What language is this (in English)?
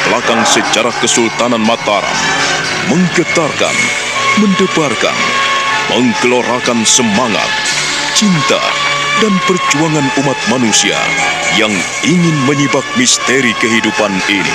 Indonesian